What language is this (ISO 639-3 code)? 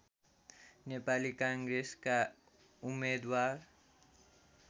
nep